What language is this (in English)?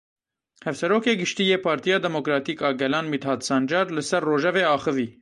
Kurdish